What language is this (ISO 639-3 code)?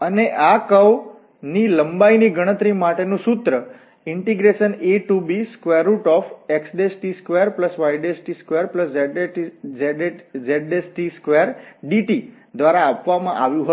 guj